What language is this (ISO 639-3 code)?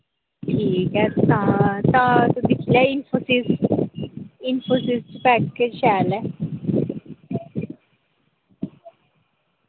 doi